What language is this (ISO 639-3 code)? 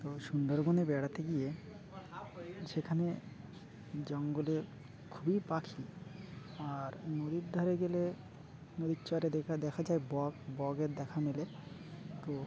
ben